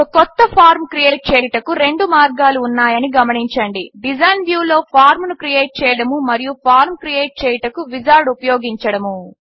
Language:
Telugu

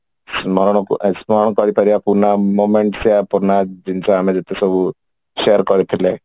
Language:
Odia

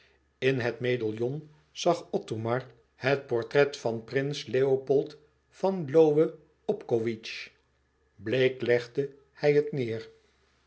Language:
Dutch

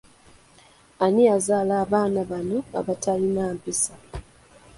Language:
Ganda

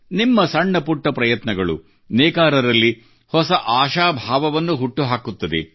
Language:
Kannada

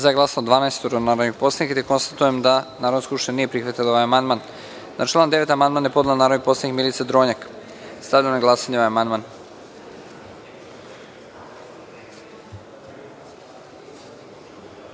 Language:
Serbian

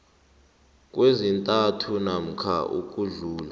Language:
South Ndebele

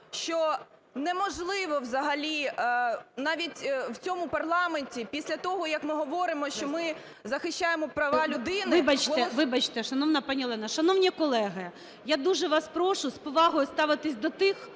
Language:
Ukrainian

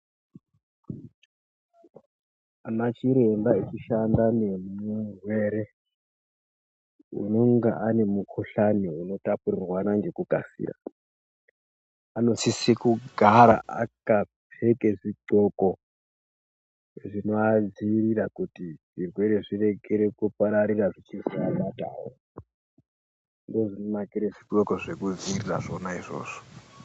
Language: Ndau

